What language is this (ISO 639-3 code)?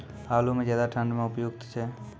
mai